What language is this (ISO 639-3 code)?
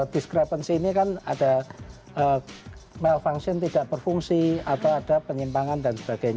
ind